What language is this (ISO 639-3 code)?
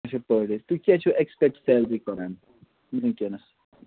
kas